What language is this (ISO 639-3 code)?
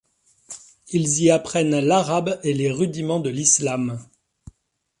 fra